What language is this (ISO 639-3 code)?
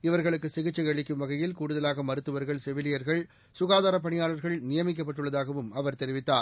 tam